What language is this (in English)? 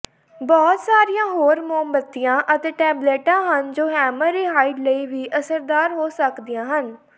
Punjabi